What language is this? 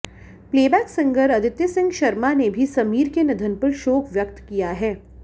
Hindi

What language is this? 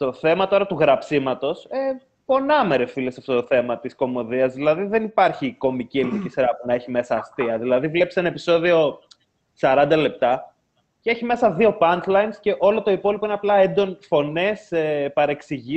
Greek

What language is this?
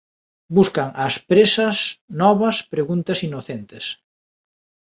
Galician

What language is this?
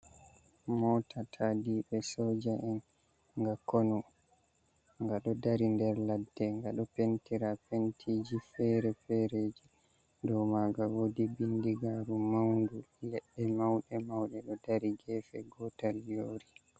Fula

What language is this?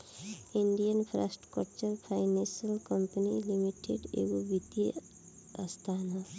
Bhojpuri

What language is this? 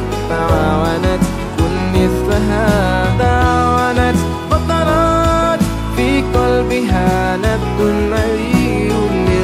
Arabic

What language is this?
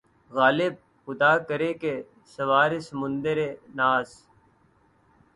Urdu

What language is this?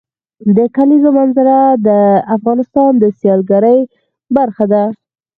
Pashto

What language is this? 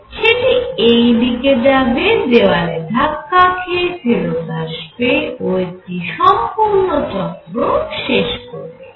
Bangla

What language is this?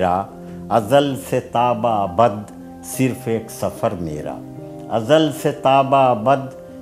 Urdu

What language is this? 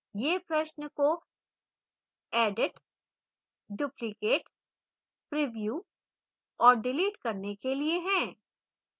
Hindi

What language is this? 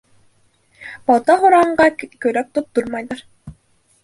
Bashkir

